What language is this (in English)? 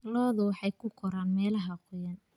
Somali